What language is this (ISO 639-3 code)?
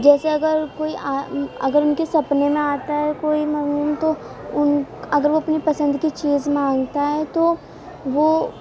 urd